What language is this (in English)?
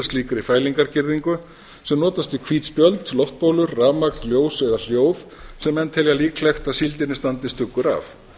Icelandic